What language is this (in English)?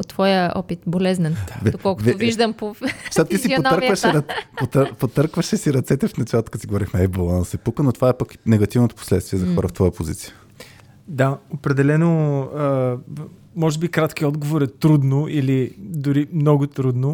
Bulgarian